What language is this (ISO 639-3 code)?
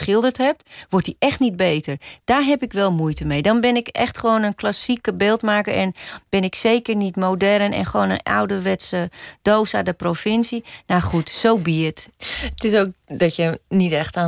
nld